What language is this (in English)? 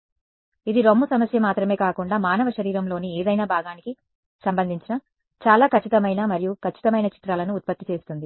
Telugu